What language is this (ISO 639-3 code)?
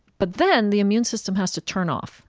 eng